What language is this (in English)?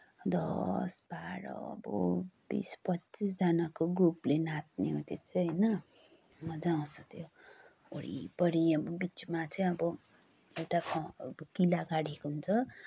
Nepali